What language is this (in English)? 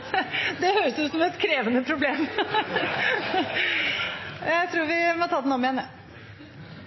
Norwegian